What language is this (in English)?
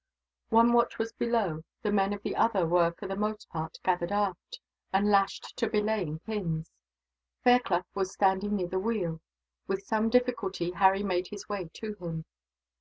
English